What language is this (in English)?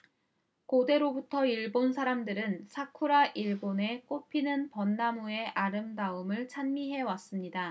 Korean